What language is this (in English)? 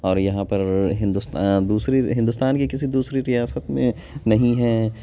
Urdu